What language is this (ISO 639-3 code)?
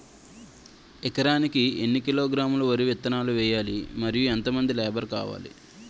tel